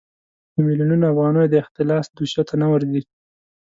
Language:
Pashto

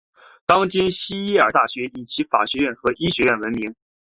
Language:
Chinese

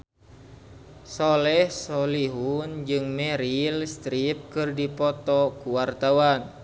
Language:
Sundanese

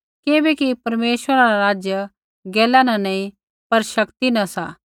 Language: Kullu Pahari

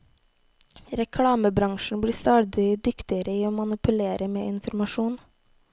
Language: Norwegian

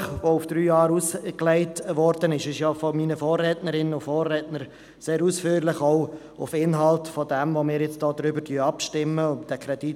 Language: Swiss German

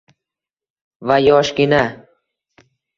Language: Uzbek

